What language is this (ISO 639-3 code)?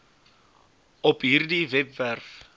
afr